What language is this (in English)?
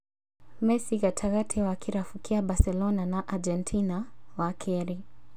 Kikuyu